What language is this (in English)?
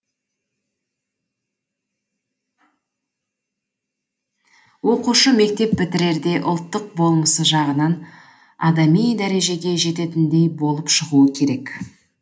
Kazakh